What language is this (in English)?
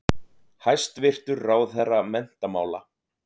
Icelandic